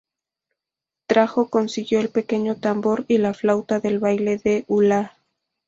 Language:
Spanish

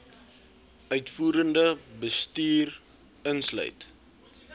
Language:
Afrikaans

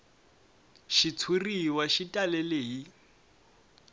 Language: Tsonga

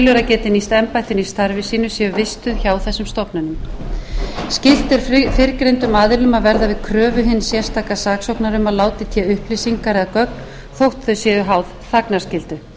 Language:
Icelandic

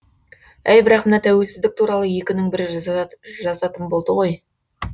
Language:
Kazakh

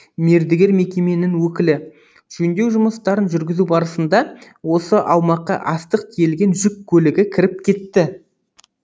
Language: Kazakh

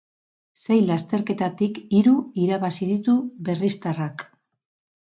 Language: Basque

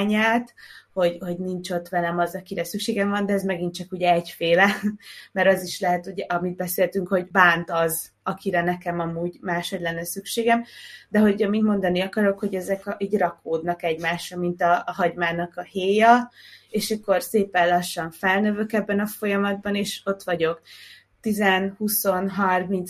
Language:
Hungarian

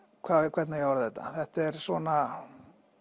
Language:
Icelandic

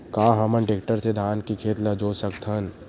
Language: Chhattisgarhi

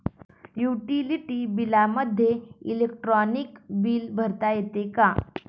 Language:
Marathi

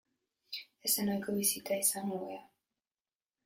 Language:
Basque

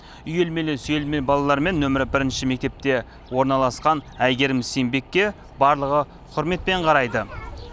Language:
Kazakh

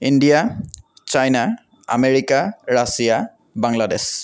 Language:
Assamese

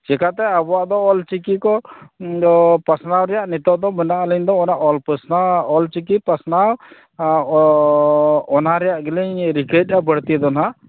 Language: Santali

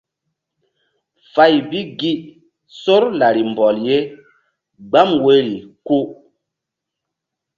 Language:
Mbum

